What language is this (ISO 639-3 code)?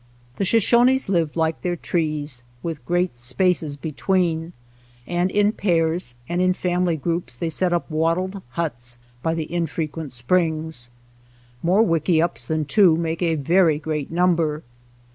eng